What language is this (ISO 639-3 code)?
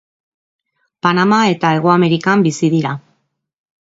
eus